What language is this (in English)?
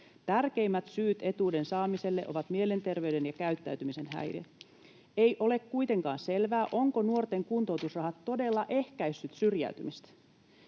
Finnish